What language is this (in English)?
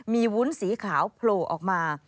Thai